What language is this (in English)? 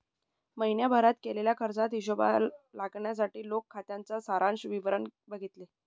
Marathi